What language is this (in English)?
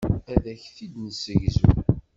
Kabyle